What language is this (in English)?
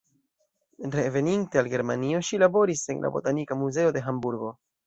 Esperanto